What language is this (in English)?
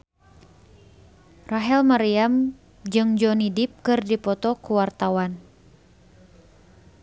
Sundanese